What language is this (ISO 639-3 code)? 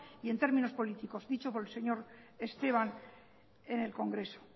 spa